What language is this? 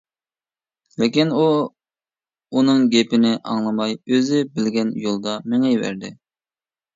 Uyghur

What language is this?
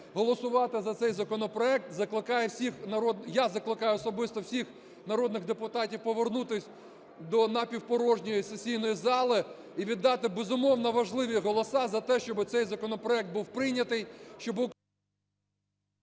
Ukrainian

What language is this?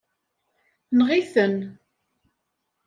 Kabyle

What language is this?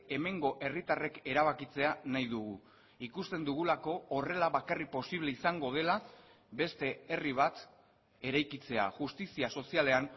Basque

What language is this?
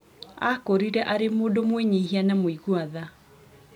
Kikuyu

